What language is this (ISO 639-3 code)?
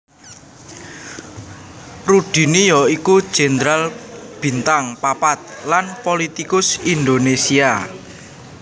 jav